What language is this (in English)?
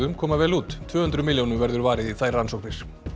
Icelandic